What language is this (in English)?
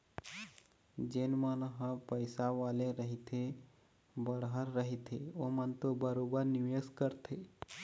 Chhattisgarhi